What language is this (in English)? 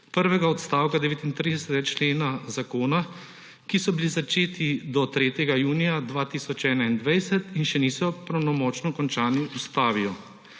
Slovenian